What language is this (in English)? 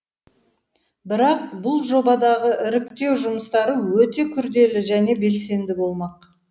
Kazakh